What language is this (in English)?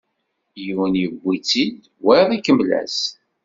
Kabyle